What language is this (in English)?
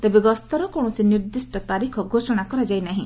Odia